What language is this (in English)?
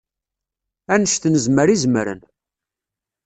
Kabyle